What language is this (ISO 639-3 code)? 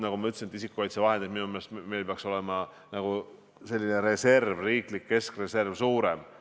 est